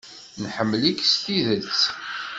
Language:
Kabyle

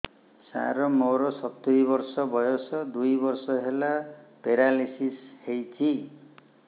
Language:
Odia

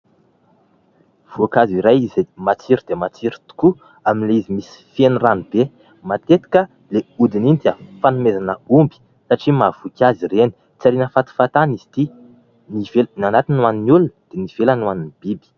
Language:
Malagasy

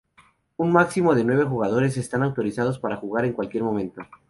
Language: Spanish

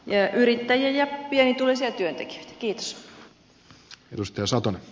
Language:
Finnish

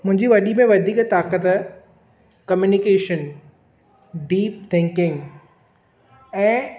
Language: Sindhi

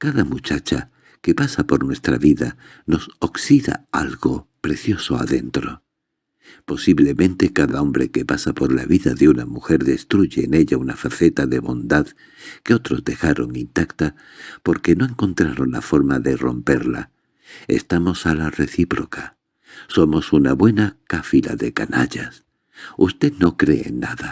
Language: Spanish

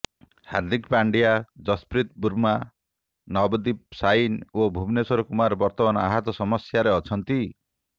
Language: Odia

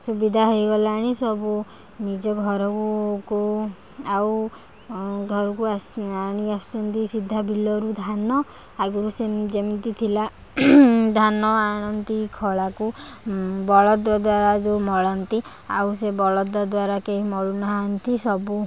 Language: Odia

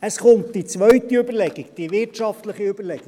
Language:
Swiss German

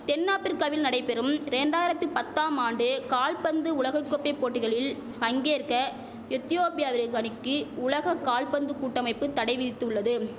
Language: Tamil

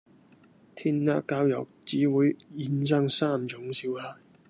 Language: Cantonese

